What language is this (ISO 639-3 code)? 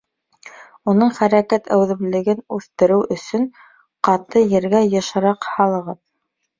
bak